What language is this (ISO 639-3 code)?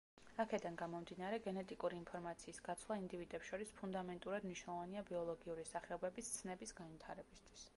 kat